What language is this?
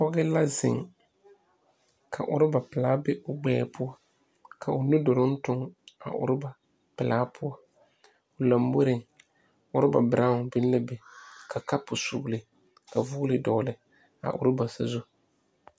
Southern Dagaare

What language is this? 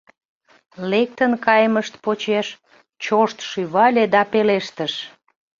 Mari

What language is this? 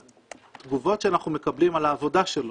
Hebrew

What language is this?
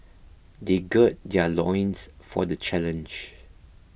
English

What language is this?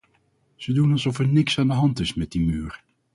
Dutch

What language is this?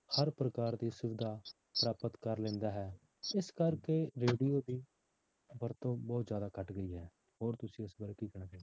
Punjabi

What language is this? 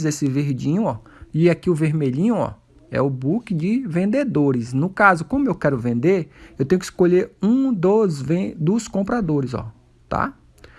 Portuguese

